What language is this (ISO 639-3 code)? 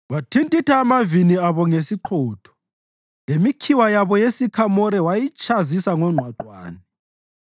nde